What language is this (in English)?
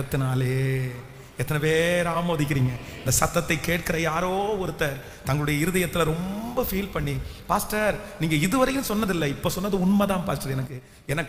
Indonesian